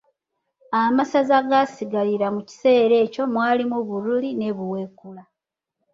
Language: Ganda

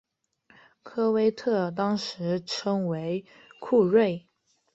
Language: Chinese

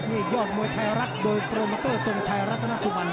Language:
Thai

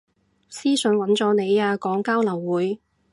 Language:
Cantonese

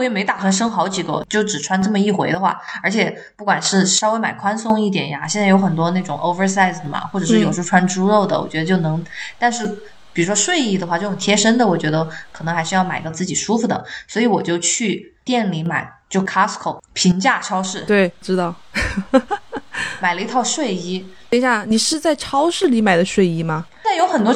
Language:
Chinese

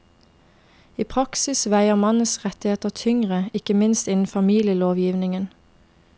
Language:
Norwegian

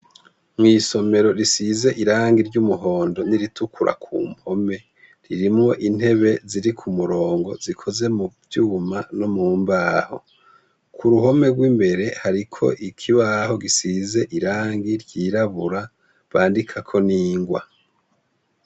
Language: Rundi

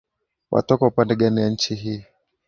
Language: Swahili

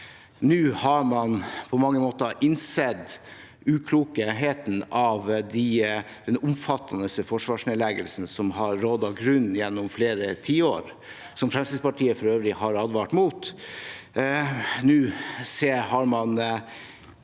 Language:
Norwegian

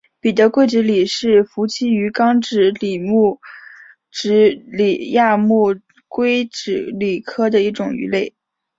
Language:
Chinese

